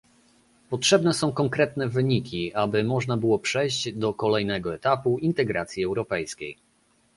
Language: Polish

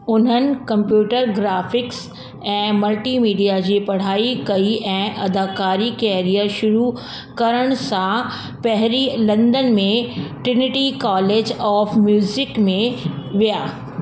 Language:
Sindhi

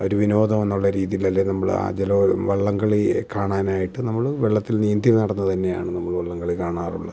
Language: Malayalam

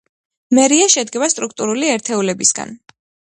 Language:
Georgian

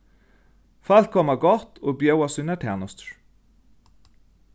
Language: Faroese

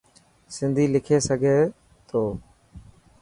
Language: Dhatki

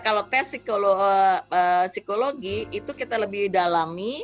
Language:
Indonesian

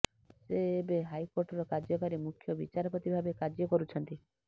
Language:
Odia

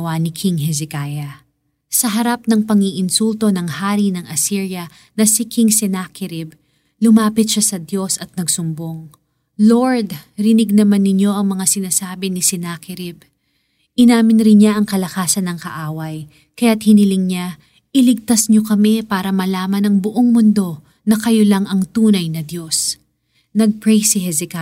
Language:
Filipino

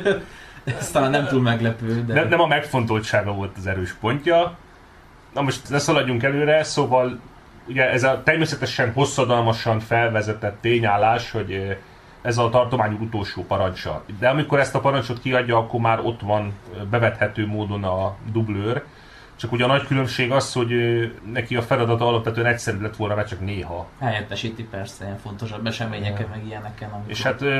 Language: Hungarian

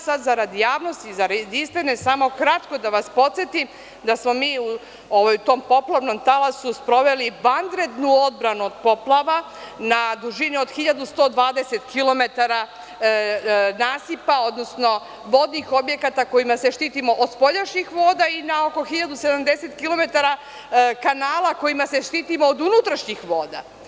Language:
Serbian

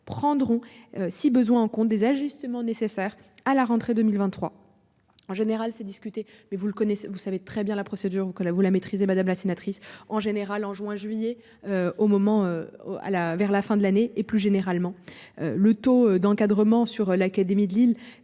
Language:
French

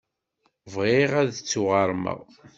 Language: Kabyle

